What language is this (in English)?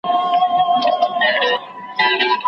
Pashto